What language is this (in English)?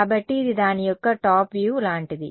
Telugu